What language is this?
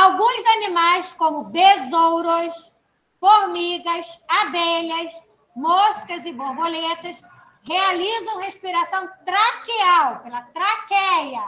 Portuguese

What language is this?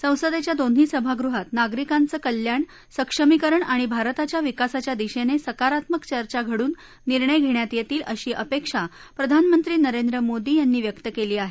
Marathi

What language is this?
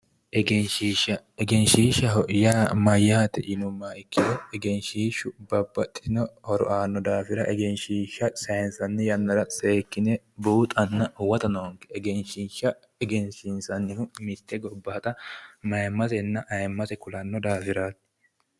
Sidamo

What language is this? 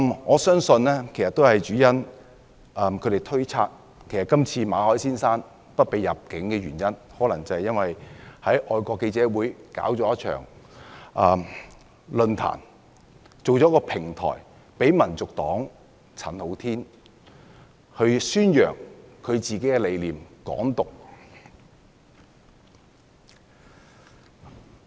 Cantonese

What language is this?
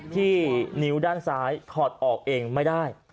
Thai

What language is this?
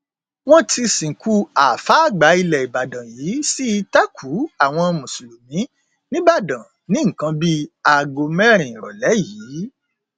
Yoruba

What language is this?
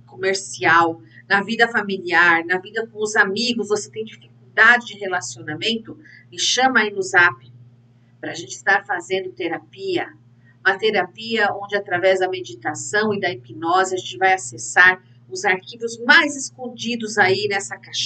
Portuguese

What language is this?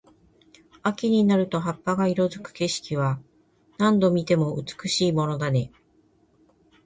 Japanese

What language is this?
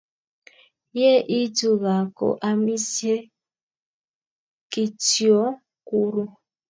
Kalenjin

